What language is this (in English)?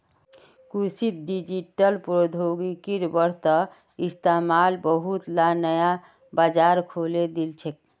Magahi